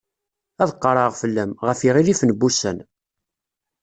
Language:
Kabyle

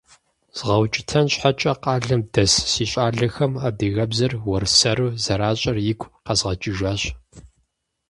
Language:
Kabardian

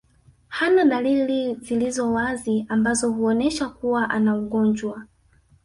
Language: Swahili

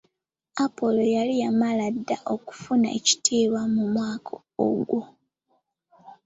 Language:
Ganda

